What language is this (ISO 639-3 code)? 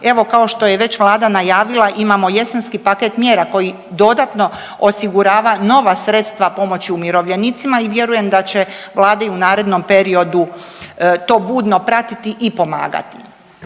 hrv